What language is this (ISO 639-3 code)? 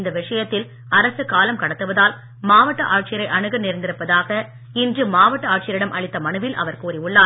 tam